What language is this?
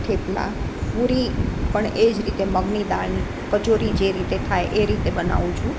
Gujarati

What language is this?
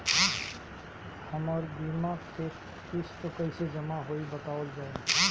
Bhojpuri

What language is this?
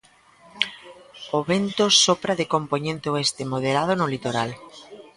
Galician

